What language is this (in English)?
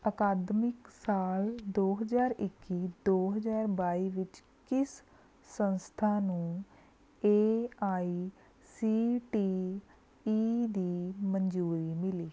Punjabi